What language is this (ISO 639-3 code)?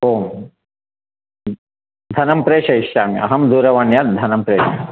san